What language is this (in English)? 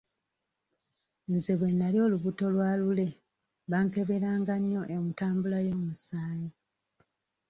Ganda